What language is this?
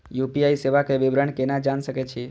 Maithili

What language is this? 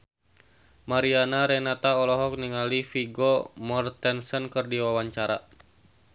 Sundanese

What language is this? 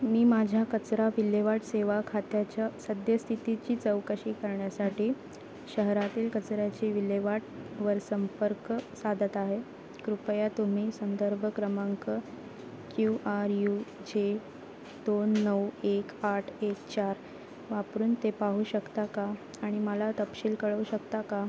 Marathi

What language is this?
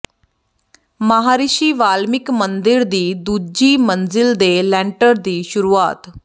Punjabi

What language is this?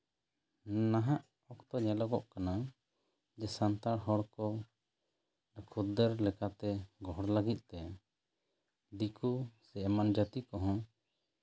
Santali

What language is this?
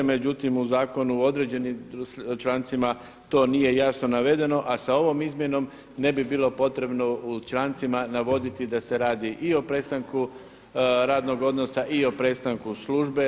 Croatian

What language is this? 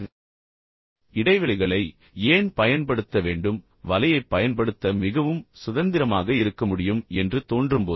Tamil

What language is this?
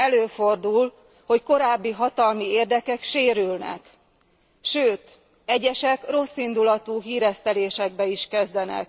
Hungarian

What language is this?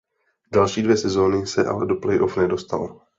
Czech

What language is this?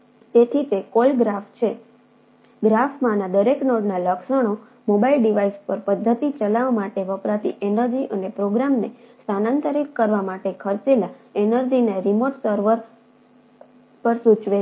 Gujarati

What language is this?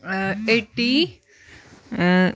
Kashmiri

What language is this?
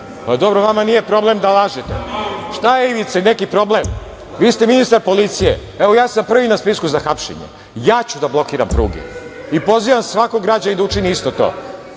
Serbian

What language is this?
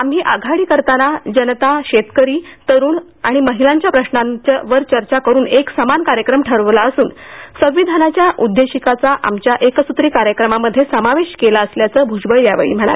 Marathi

